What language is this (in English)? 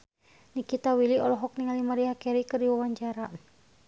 Sundanese